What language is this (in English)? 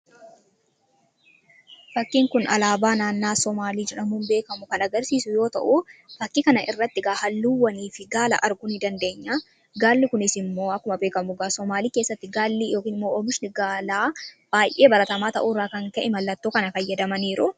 Oromo